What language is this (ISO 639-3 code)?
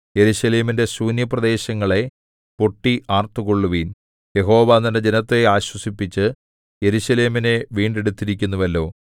mal